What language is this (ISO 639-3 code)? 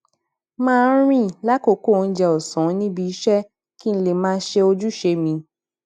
yor